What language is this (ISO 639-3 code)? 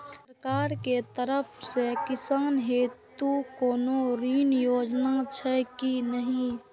mai